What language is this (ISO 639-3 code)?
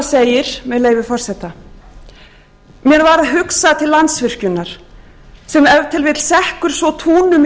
isl